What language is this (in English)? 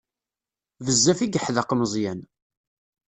Kabyle